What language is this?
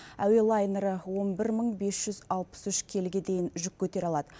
Kazakh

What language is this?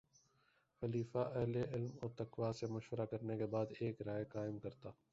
Urdu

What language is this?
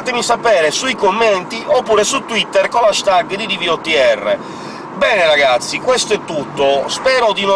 Italian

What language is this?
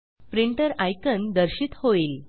Marathi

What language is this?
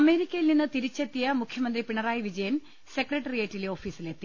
Malayalam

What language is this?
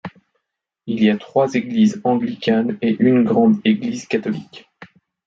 French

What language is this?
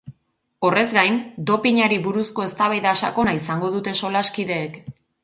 Basque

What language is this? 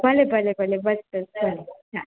Gujarati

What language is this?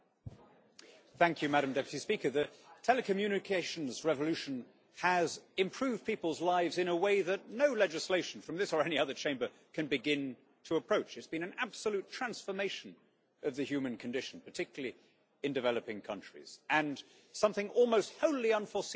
English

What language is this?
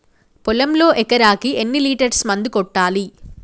Telugu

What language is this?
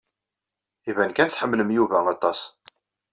Kabyle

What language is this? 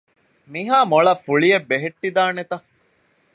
Divehi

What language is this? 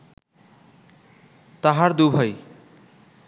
Bangla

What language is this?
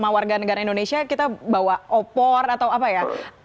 Indonesian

